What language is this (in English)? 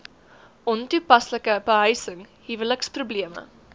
Afrikaans